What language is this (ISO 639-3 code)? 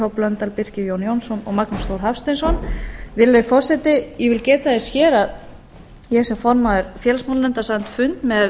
isl